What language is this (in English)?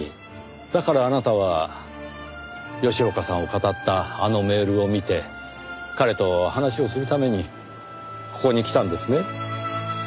Japanese